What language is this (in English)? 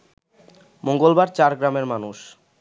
Bangla